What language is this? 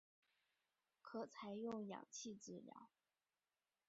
Chinese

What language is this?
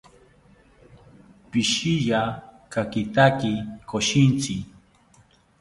South Ucayali Ashéninka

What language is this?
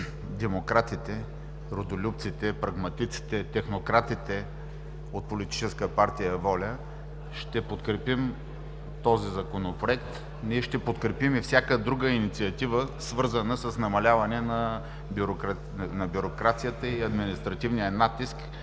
Bulgarian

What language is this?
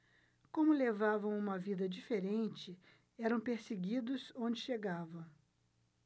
Portuguese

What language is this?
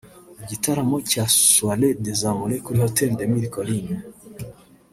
Kinyarwanda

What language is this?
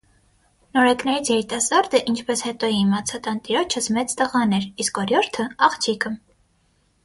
Armenian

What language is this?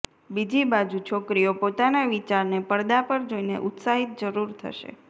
Gujarati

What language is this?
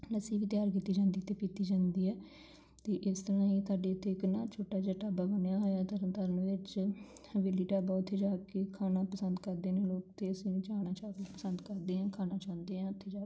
Punjabi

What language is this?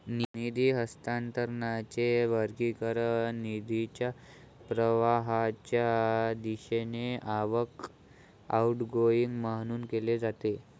Marathi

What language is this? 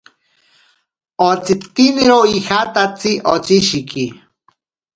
Ashéninka Perené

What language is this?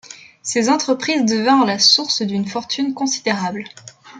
French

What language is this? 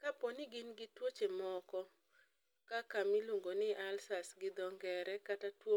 Luo (Kenya and Tanzania)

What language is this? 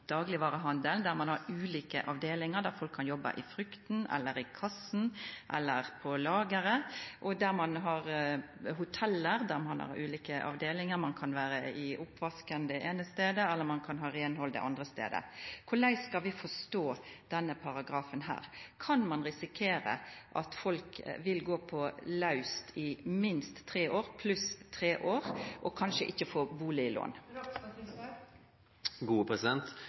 Norwegian Nynorsk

